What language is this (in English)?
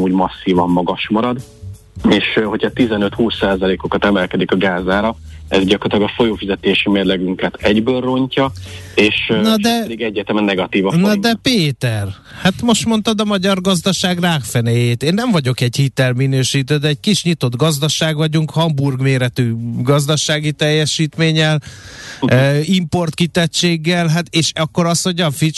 Hungarian